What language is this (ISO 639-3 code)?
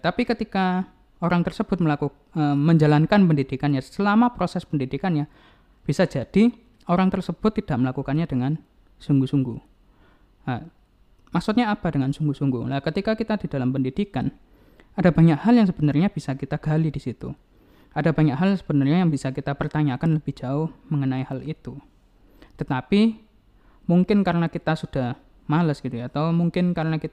ind